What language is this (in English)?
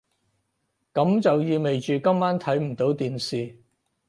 Cantonese